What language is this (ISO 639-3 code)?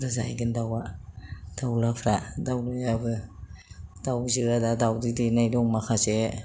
brx